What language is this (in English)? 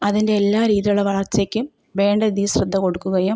Malayalam